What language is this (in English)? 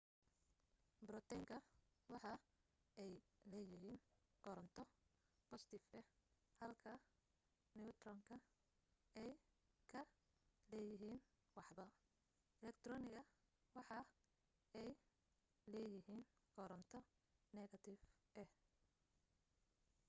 Somali